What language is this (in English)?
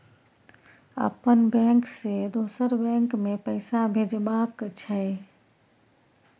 Maithili